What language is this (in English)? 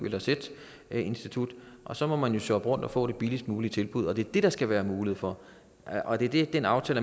Danish